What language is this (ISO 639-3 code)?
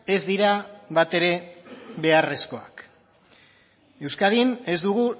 eus